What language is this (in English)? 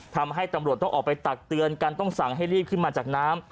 Thai